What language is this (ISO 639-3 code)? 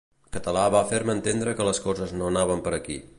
cat